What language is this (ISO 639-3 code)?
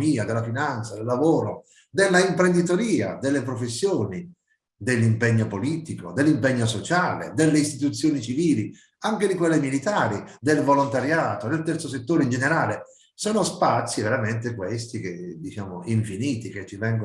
ita